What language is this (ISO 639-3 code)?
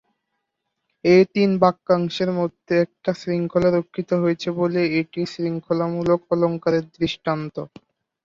ben